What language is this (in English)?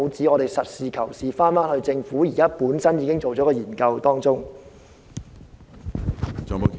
Cantonese